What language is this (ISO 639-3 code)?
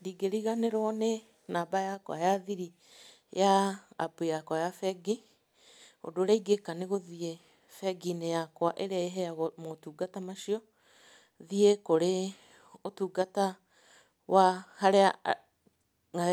kik